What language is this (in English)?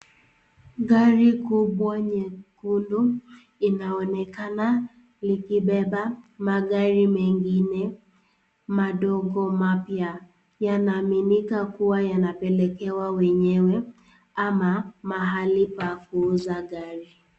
Swahili